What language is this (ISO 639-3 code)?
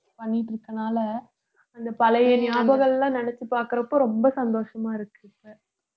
tam